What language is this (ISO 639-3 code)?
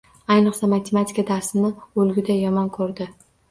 uzb